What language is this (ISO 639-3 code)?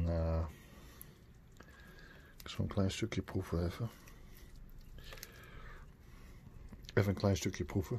nld